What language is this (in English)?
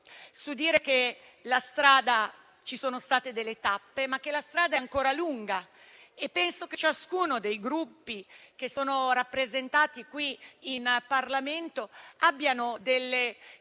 Italian